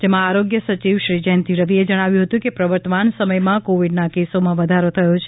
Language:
Gujarati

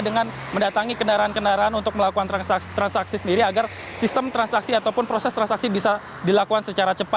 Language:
Indonesian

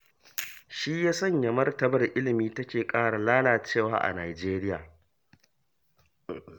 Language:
Hausa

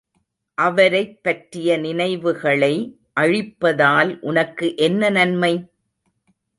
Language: Tamil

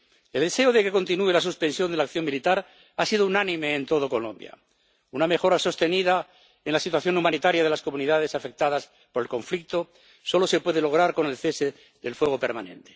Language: Spanish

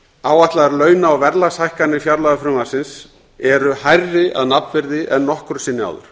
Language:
Icelandic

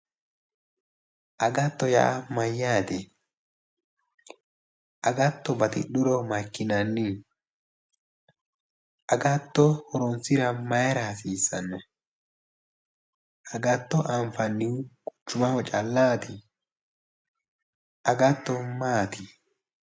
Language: Sidamo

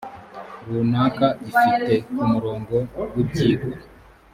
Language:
Kinyarwanda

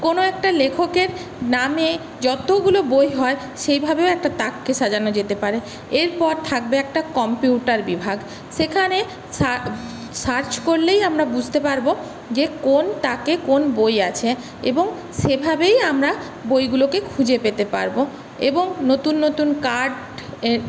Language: Bangla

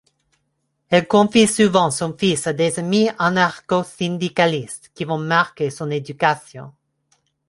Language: French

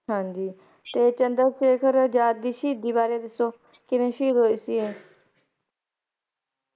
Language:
Punjabi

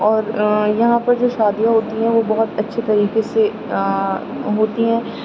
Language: Urdu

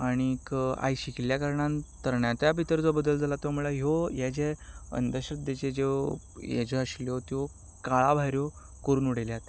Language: Konkani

